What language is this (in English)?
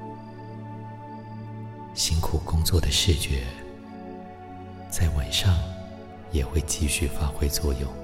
Chinese